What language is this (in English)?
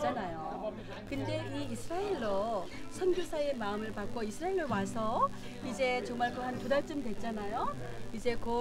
Korean